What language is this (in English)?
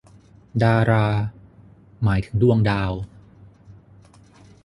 Thai